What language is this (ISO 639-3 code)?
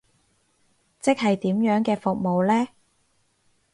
yue